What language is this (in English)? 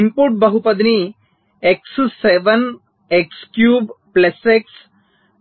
Telugu